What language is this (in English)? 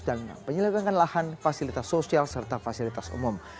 Indonesian